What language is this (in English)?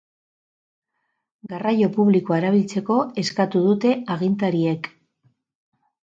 Basque